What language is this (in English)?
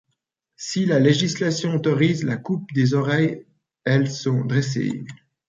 French